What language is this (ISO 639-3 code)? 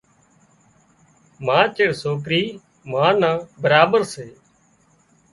kxp